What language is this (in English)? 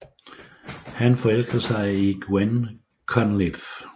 Danish